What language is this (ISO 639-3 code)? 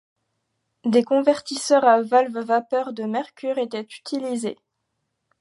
fra